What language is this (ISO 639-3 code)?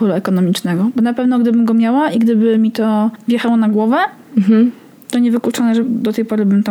pol